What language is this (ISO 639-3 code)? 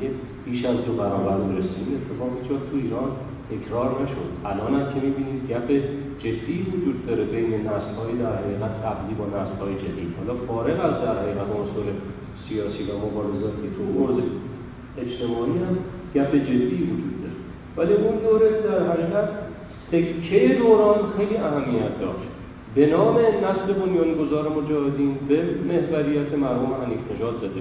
fas